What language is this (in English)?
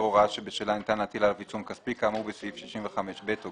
Hebrew